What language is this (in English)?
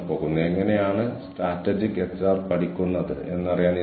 Malayalam